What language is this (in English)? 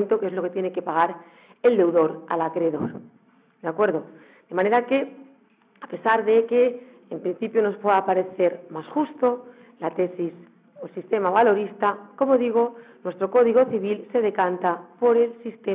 Spanish